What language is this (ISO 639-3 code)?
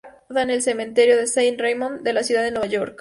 spa